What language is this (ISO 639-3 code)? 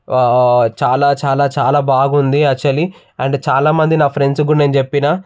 tel